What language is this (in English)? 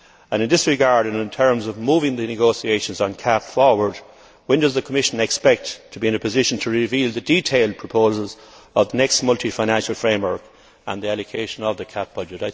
English